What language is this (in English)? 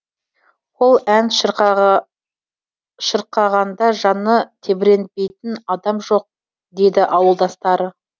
Kazakh